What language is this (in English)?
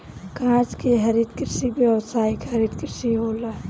Bhojpuri